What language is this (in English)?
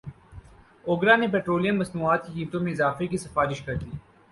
Urdu